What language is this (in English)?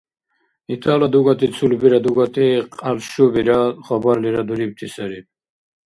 Dargwa